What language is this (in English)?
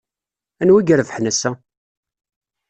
Kabyle